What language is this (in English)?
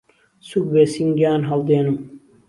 Central Kurdish